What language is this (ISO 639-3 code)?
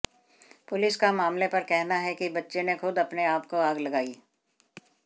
hin